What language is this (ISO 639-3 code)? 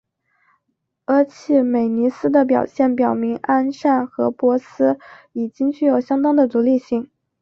zho